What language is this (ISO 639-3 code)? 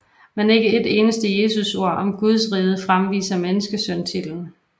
dan